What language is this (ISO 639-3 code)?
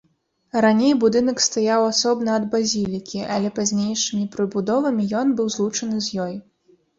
bel